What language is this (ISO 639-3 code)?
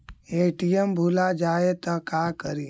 mag